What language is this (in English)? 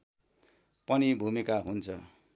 Nepali